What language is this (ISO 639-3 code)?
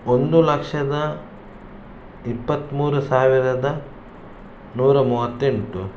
kan